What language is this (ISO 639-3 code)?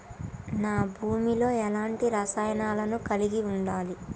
tel